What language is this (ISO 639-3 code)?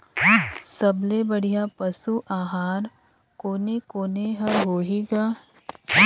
hne